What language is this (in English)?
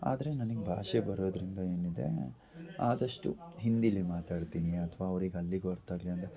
Kannada